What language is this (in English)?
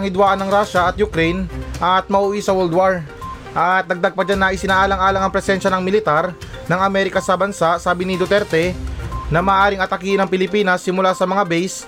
Filipino